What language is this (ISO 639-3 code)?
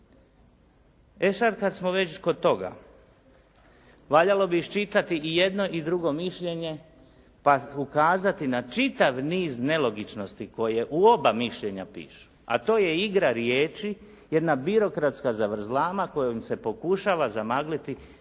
hrv